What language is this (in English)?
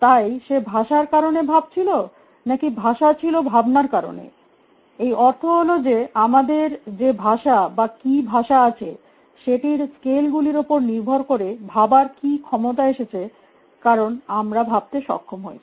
Bangla